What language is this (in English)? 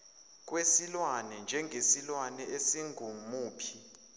Zulu